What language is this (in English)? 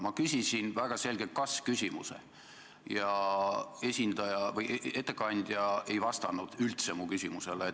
Estonian